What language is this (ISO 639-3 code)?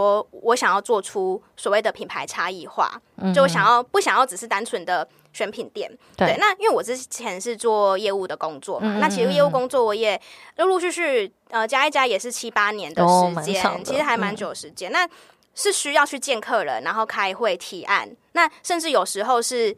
zho